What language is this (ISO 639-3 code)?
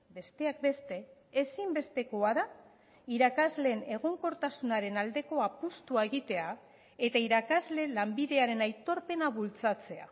eus